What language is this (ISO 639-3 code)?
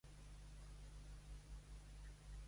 cat